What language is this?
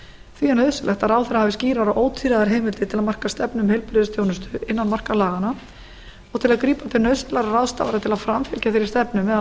Icelandic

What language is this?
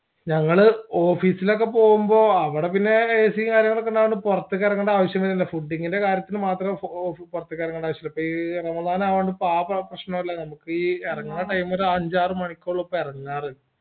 Malayalam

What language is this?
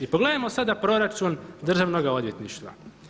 Croatian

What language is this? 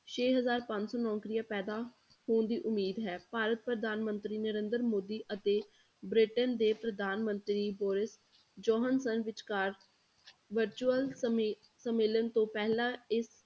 Punjabi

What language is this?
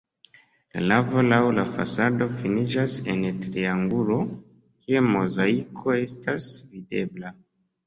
Esperanto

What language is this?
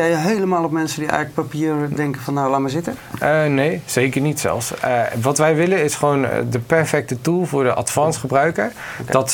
Dutch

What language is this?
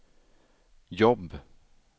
Swedish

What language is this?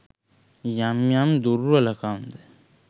Sinhala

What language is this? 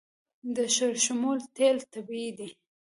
Pashto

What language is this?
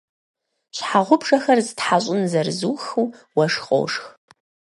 Kabardian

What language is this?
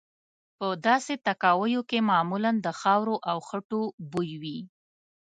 Pashto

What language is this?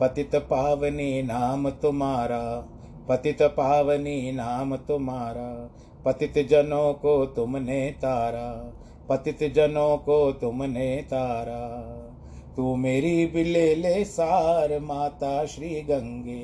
Hindi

